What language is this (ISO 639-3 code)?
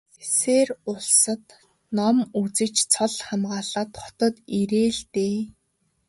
mon